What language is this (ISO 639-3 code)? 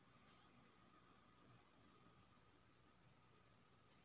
mai